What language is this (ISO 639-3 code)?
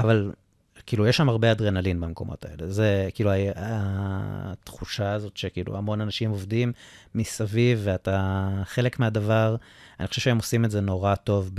heb